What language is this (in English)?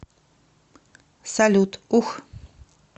Russian